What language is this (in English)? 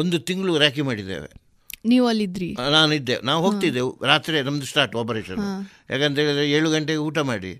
Kannada